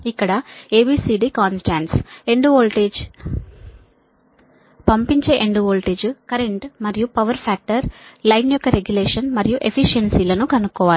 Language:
Telugu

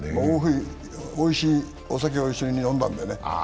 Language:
Japanese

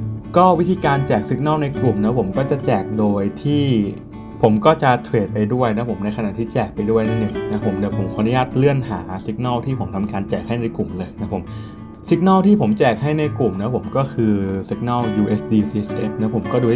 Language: Thai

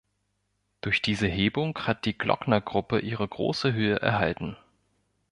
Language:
German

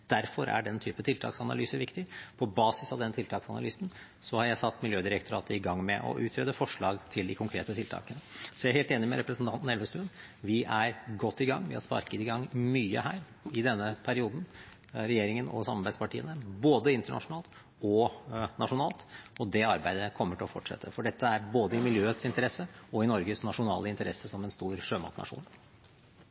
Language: Norwegian Bokmål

